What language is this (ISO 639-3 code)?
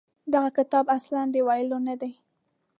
pus